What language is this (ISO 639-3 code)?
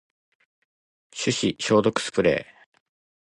jpn